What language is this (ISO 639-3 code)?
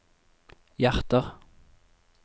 nor